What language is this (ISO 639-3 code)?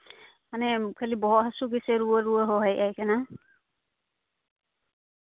sat